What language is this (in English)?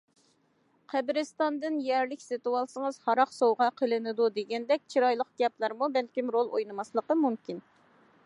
Uyghur